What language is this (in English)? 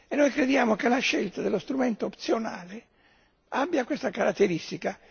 Italian